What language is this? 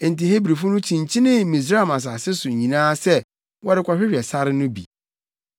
Akan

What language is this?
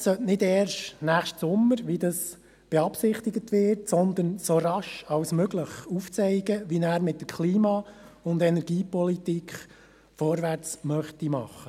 Swiss German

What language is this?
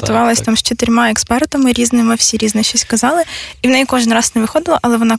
Ukrainian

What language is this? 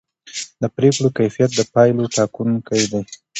Pashto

